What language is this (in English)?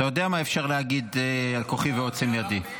Hebrew